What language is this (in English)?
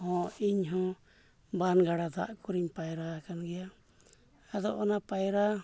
Santali